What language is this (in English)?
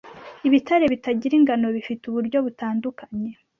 Kinyarwanda